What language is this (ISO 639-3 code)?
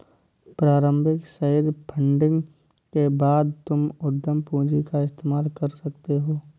hin